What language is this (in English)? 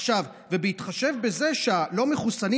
Hebrew